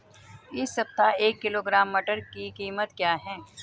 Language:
Hindi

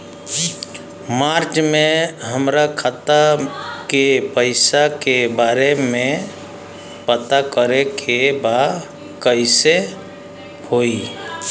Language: Bhojpuri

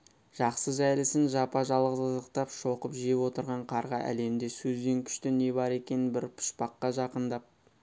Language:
Kazakh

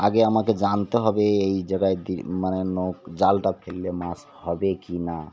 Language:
Bangla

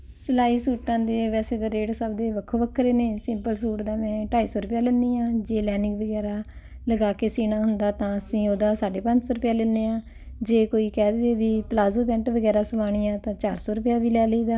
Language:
Punjabi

